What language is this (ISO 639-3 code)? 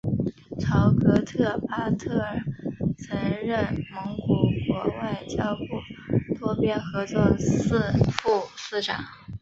zho